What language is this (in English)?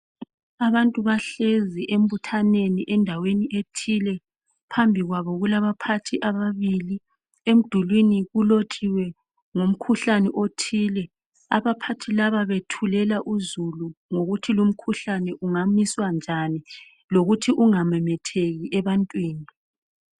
North Ndebele